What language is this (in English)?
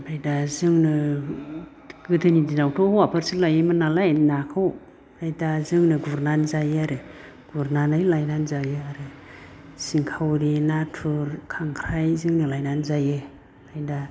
Bodo